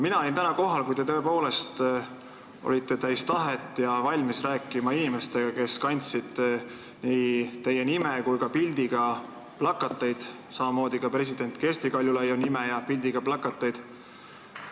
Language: Estonian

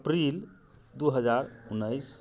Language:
Maithili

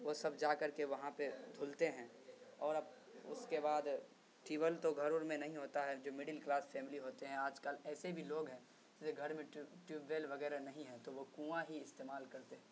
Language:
Urdu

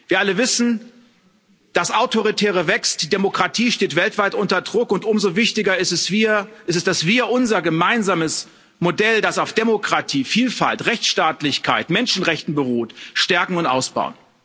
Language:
German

